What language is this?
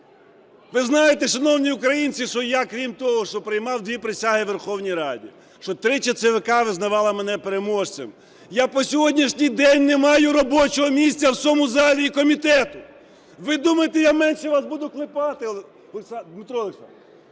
Ukrainian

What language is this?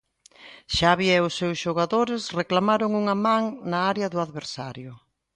Galician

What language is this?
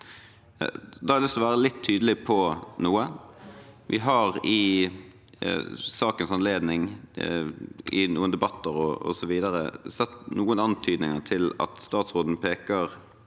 Norwegian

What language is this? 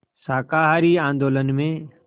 Hindi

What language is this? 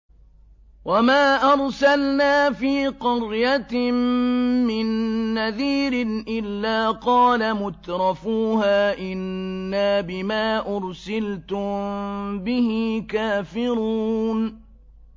Arabic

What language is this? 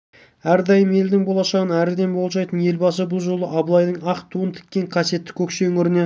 Kazakh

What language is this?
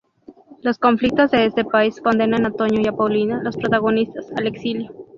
Spanish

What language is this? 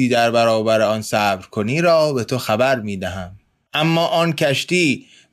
Persian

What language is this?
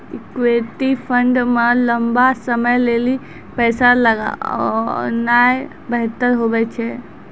Maithili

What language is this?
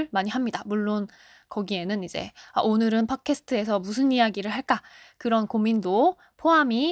Korean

